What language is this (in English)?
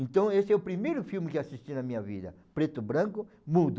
Portuguese